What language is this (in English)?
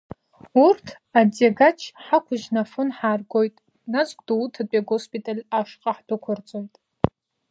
Abkhazian